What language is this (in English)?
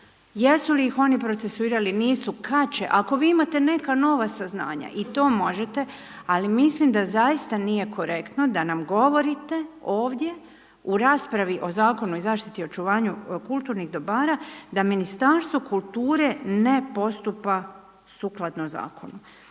Croatian